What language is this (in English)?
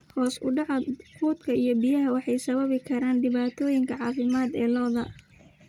Somali